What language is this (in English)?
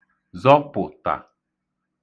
Igbo